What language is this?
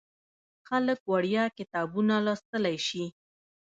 Pashto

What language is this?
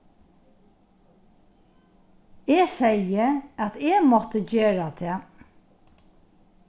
Faroese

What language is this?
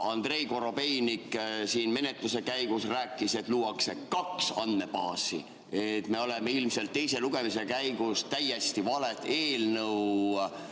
Estonian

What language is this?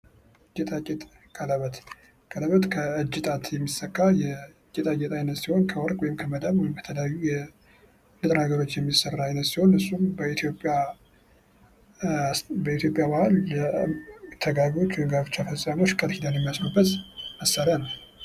Amharic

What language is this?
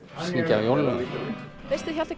Icelandic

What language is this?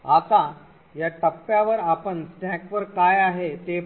Marathi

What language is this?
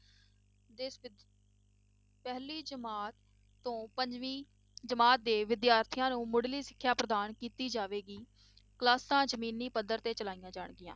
Punjabi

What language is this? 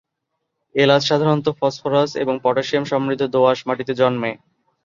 Bangla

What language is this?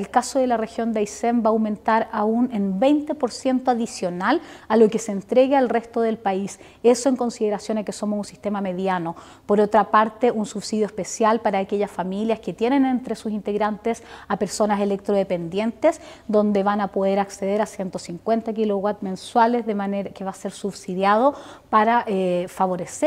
Spanish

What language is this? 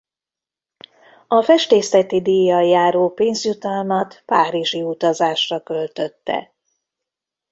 Hungarian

